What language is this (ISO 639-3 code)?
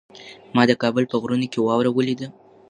pus